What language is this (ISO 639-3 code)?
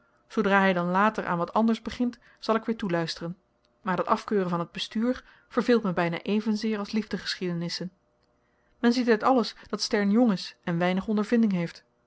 nld